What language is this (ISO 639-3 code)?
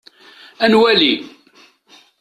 kab